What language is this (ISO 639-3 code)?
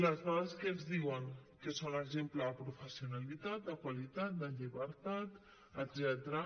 cat